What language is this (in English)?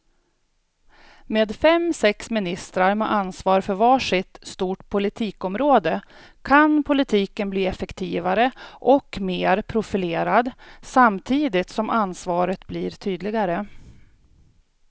Swedish